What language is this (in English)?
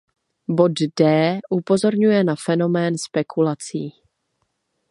Czech